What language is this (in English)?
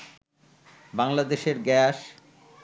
Bangla